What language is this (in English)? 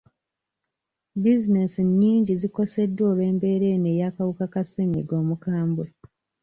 Ganda